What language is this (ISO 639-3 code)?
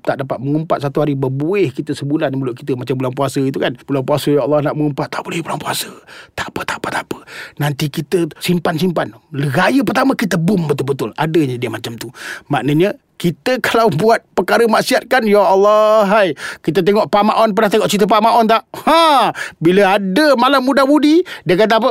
msa